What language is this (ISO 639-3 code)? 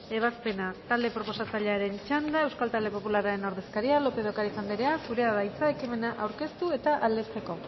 eus